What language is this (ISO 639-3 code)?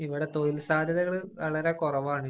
mal